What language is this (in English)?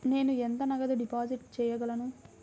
Telugu